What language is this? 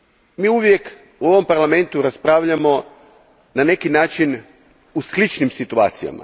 Croatian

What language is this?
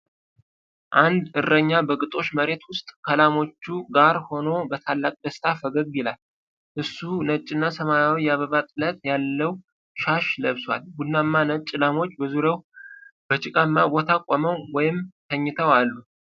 Amharic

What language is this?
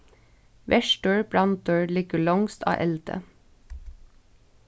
Faroese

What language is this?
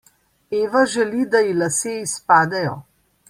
Slovenian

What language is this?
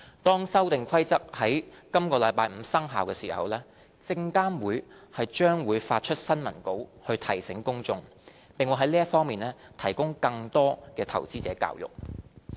Cantonese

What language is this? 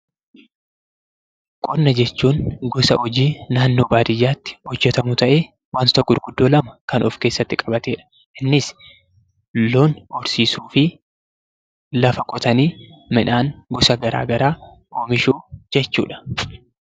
Oromo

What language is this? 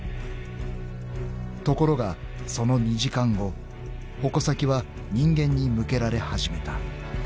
Japanese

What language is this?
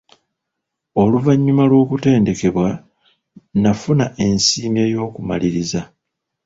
Ganda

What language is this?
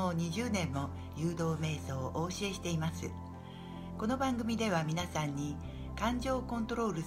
Japanese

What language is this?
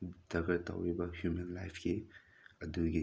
Manipuri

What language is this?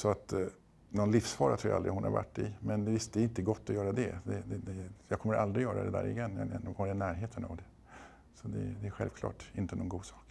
Swedish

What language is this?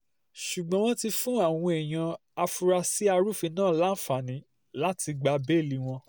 Yoruba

